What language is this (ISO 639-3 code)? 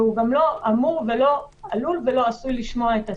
heb